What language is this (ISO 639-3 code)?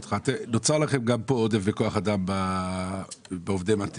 heb